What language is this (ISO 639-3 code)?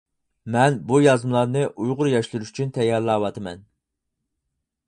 uig